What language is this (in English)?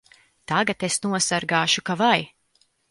Latvian